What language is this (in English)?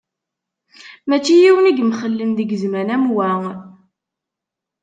Kabyle